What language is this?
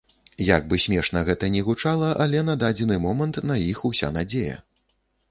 Belarusian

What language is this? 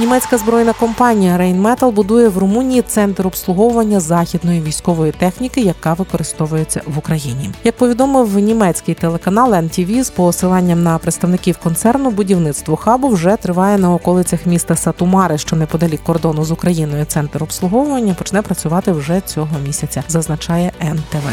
Ukrainian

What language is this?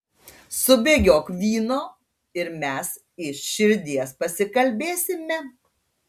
Lithuanian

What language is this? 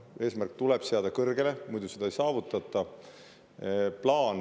Estonian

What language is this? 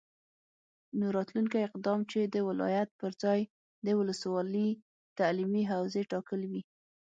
Pashto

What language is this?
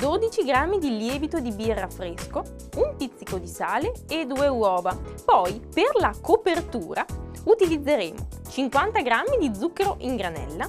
Italian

